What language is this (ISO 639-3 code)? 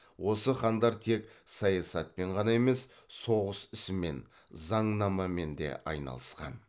kaz